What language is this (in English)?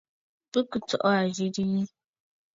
Bafut